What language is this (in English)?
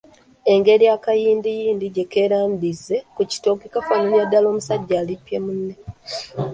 Ganda